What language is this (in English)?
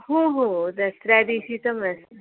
Marathi